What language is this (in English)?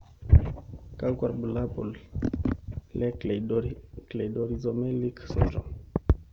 Masai